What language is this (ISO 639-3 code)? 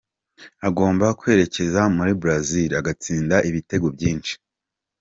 kin